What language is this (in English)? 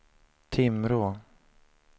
Swedish